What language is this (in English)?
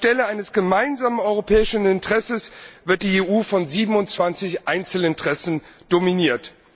German